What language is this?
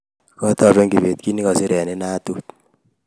Kalenjin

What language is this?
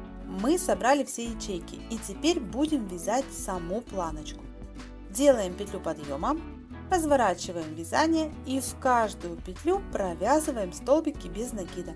Russian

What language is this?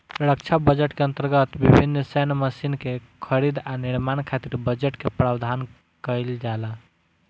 Bhojpuri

